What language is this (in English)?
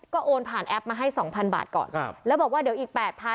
Thai